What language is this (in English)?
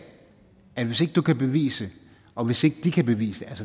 Danish